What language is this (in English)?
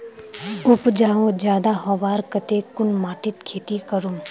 Magahi